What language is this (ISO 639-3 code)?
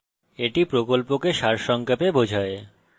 ben